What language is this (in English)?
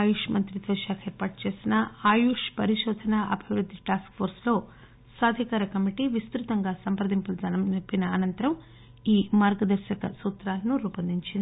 Telugu